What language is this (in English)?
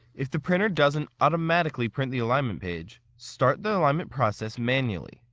English